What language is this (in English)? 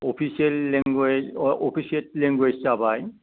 Bodo